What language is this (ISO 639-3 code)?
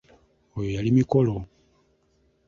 lug